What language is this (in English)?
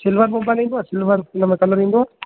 Sindhi